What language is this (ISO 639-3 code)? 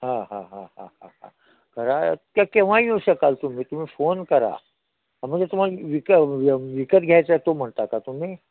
mar